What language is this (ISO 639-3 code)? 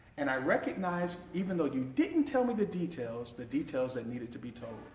eng